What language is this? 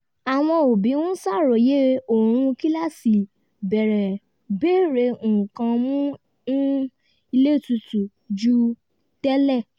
Yoruba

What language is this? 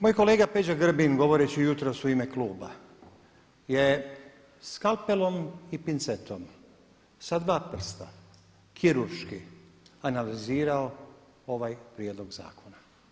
Croatian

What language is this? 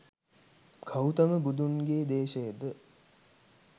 Sinhala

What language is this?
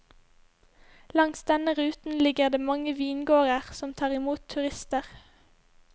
Norwegian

